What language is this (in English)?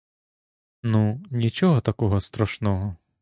Ukrainian